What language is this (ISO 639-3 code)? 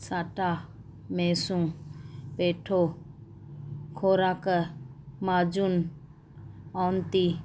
snd